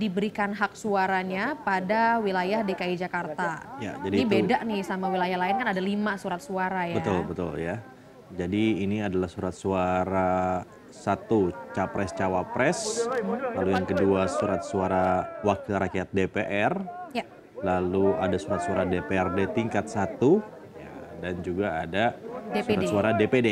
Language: Indonesian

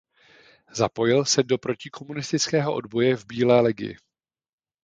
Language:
Czech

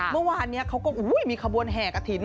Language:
Thai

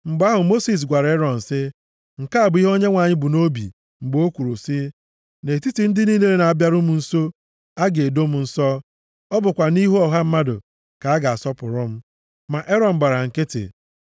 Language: Igbo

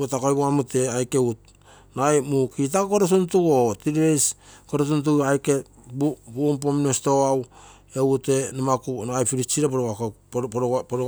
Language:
Terei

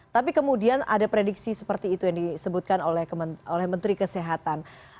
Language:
Indonesian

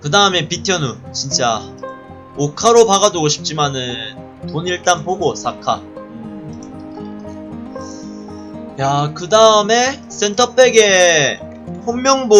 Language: Korean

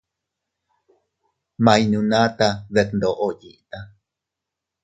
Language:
Teutila Cuicatec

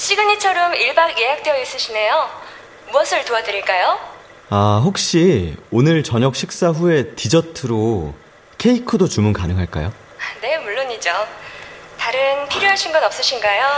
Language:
Korean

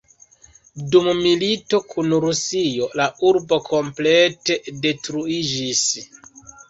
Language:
Esperanto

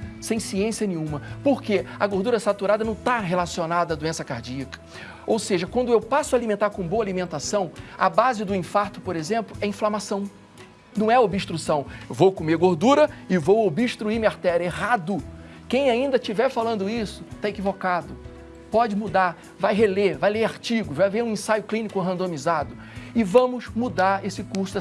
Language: Portuguese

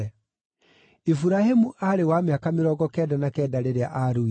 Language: Kikuyu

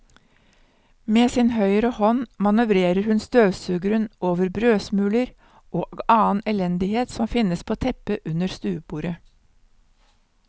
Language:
Norwegian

